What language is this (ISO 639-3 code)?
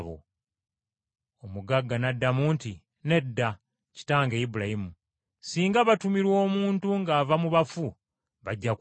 lug